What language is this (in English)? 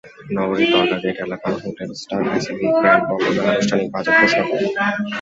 Bangla